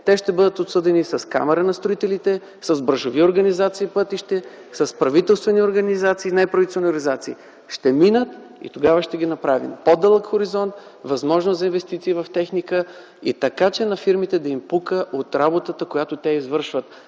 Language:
Bulgarian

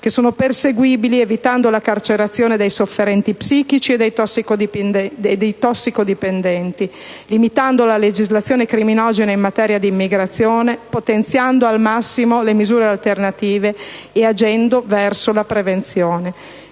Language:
Italian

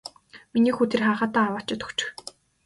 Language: Mongolian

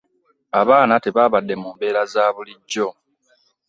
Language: Ganda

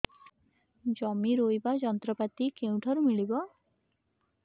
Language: Odia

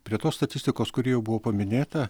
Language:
Lithuanian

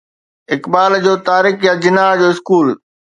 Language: Sindhi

